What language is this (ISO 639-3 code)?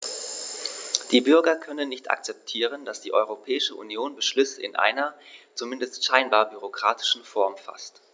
deu